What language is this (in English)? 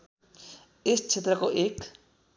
Nepali